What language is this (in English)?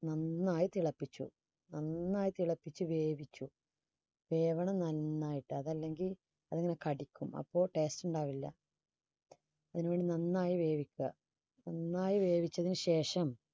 Malayalam